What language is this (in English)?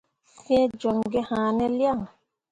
Mundang